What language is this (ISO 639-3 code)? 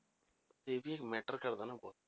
pan